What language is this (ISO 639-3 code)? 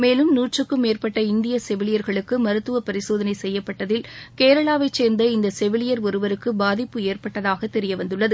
tam